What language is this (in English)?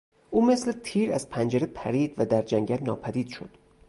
Persian